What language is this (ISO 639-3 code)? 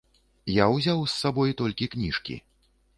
bel